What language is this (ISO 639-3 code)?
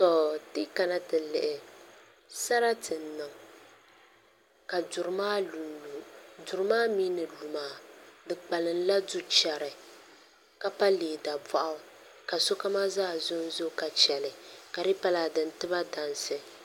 dag